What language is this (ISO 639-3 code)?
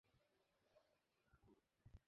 ben